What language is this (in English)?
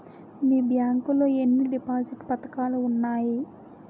Telugu